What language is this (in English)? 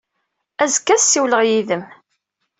Kabyle